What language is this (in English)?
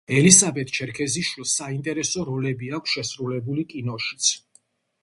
Georgian